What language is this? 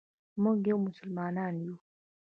Pashto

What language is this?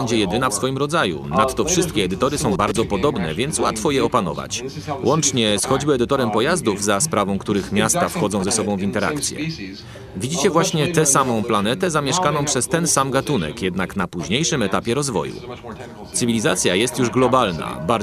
Polish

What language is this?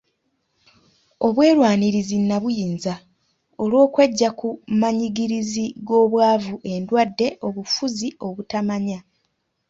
Ganda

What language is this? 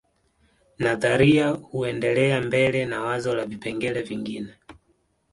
Swahili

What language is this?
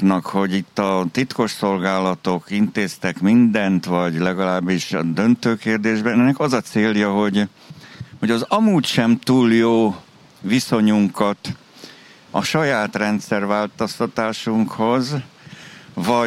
Hungarian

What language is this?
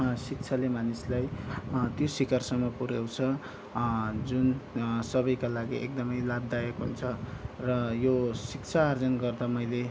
Nepali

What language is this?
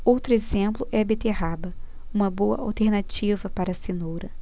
Portuguese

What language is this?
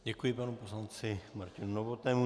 Czech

